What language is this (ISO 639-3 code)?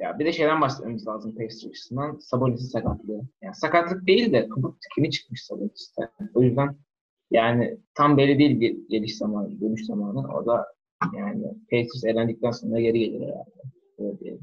tur